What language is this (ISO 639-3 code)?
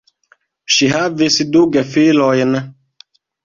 epo